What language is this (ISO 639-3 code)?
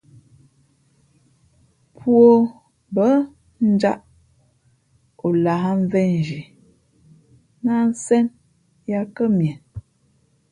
fmp